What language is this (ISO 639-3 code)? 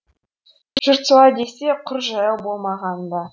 kaz